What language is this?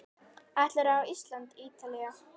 Icelandic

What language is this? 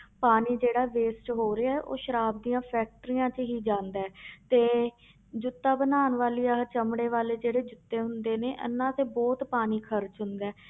Punjabi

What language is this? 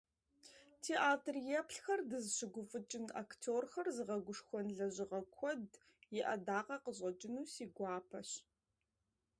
Kabardian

